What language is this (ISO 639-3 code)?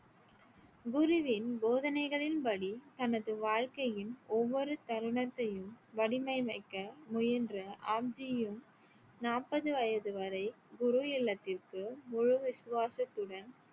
tam